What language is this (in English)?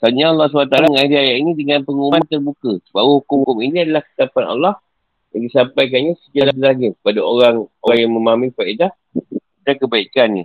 Malay